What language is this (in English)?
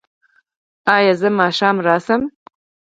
Pashto